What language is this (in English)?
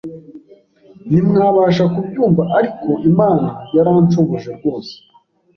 Kinyarwanda